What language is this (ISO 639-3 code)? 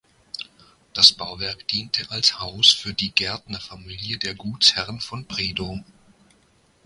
deu